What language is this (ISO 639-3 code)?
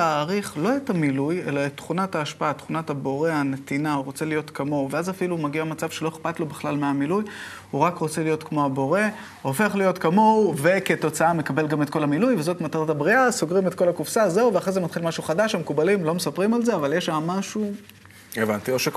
heb